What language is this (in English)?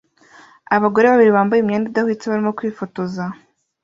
Kinyarwanda